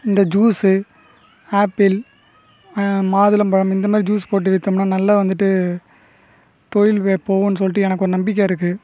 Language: Tamil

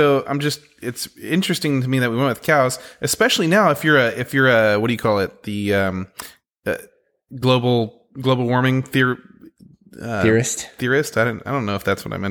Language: English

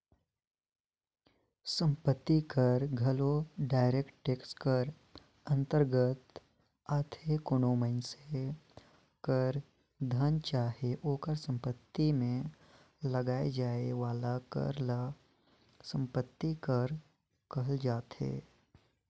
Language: Chhattisgarhi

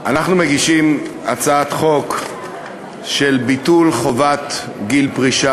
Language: Hebrew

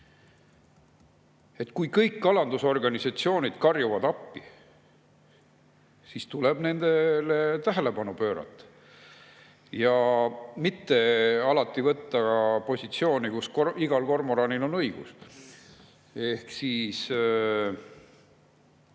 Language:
Estonian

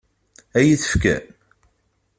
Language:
Kabyle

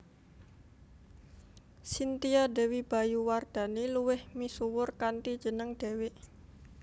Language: Javanese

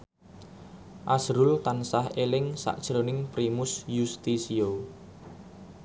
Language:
Javanese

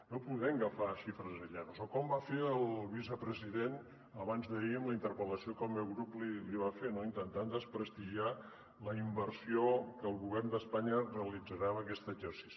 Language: Catalan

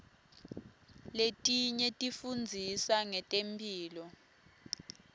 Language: Swati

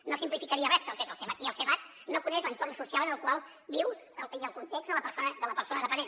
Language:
Catalan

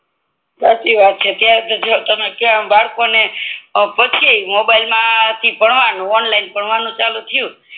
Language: Gujarati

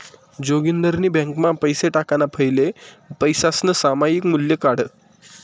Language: Marathi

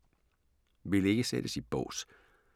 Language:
Danish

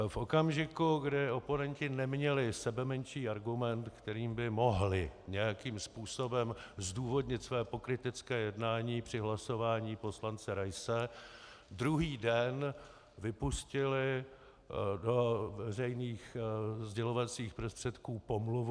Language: Czech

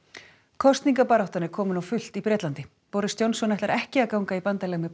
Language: Icelandic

